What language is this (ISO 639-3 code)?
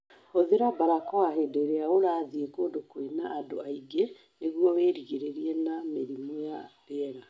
kik